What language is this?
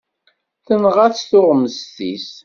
Kabyle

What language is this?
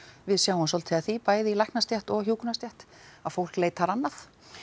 Icelandic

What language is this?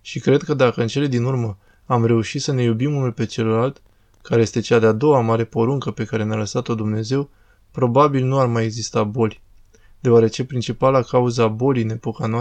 Romanian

